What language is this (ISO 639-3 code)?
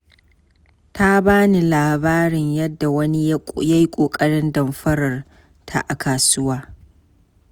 hau